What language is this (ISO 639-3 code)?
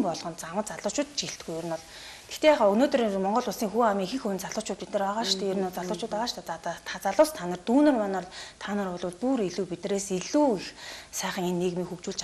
ara